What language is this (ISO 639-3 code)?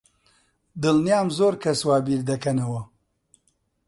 ckb